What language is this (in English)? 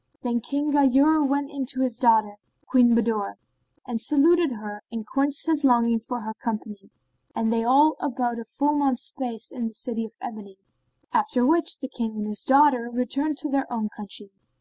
English